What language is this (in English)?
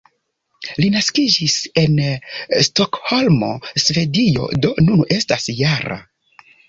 Esperanto